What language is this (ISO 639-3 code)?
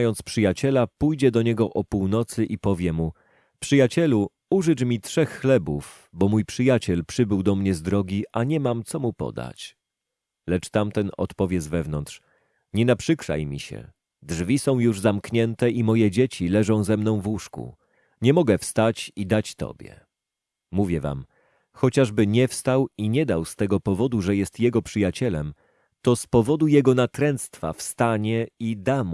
pol